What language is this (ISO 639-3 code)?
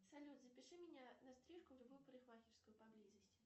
rus